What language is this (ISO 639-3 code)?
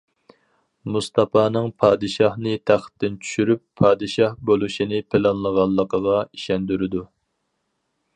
uig